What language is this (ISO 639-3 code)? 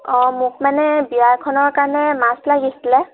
asm